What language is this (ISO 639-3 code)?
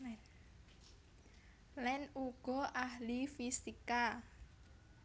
jav